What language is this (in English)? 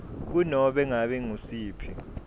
Swati